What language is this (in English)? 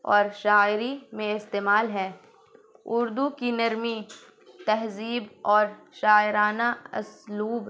Urdu